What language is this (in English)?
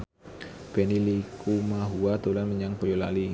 Javanese